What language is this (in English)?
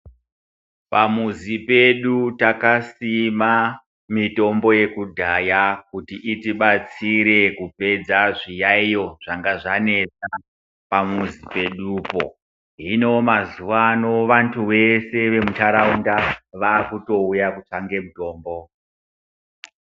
Ndau